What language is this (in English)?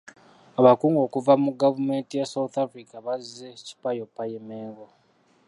Ganda